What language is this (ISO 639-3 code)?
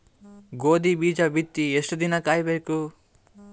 kan